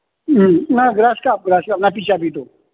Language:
Manipuri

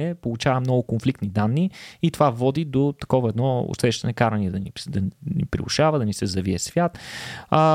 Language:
Bulgarian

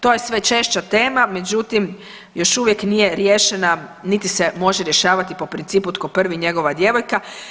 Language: Croatian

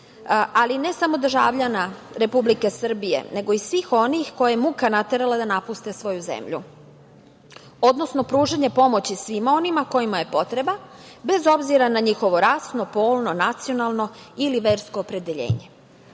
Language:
Serbian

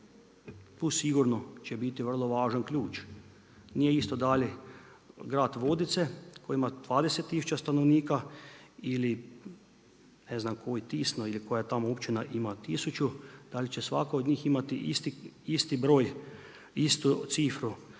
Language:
Croatian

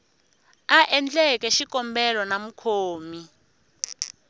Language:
Tsonga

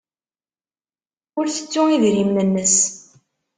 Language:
Kabyle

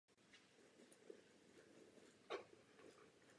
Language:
Czech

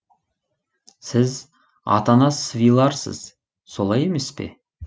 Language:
Kazakh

